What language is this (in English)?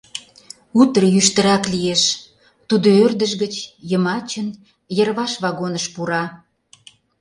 Mari